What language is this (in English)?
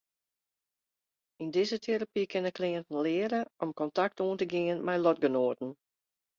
Western Frisian